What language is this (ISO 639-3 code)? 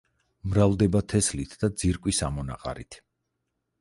kat